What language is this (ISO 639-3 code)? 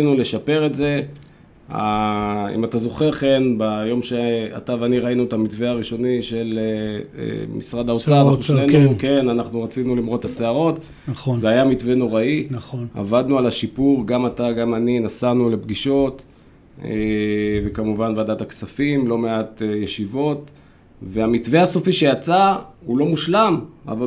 heb